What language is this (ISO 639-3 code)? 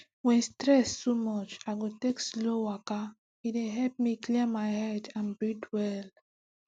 pcm